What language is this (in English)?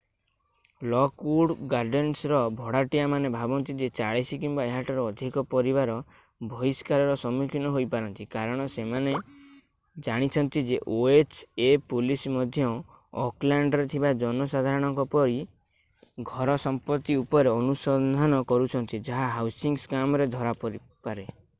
Odia